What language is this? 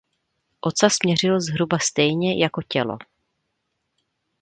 Czech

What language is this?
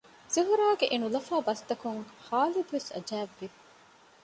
Divehi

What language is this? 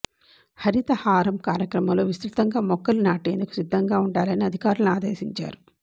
Telugu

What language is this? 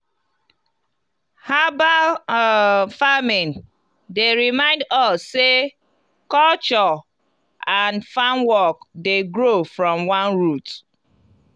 Nigerian Pidgin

